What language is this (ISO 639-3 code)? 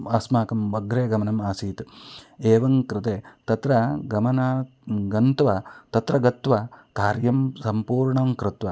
san